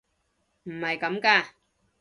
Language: Cantonese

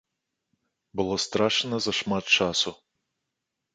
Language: Belarusian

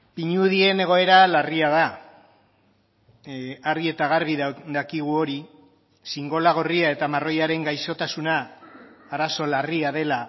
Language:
Basque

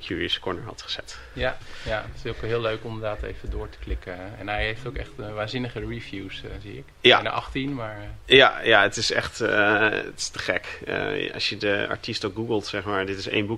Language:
Dutch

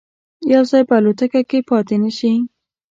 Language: Pashto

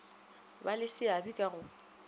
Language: Northern Sotho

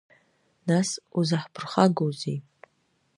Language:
Abkhazian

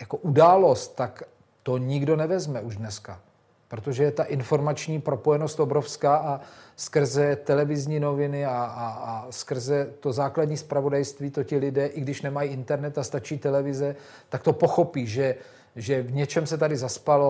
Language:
Czech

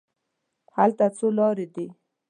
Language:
Pashto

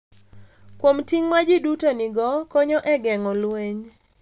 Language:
Luo (Kenya and Tanzania)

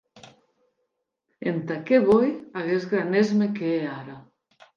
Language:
Occitan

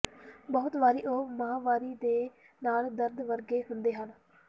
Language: Punjabi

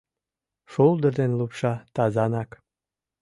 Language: Mari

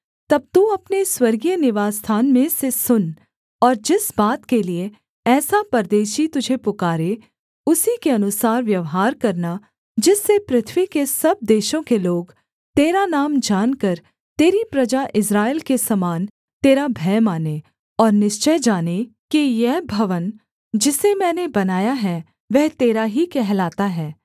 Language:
Hindi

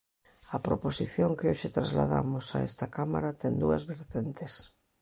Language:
Galician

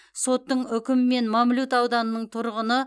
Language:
Kazakh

